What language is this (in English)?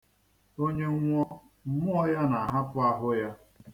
Igbo